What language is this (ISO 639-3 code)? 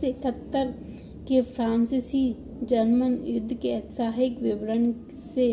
hin